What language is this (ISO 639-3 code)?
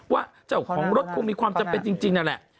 tha